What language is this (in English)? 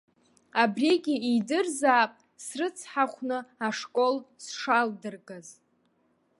Abkhazian